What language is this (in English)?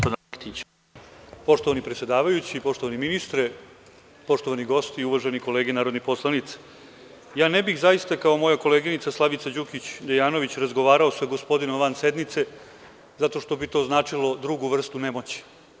Serbian